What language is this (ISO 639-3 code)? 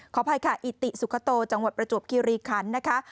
tha